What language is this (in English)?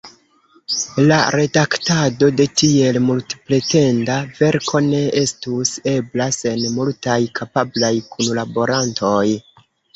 Esperanto